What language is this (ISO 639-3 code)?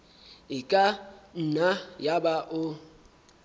sot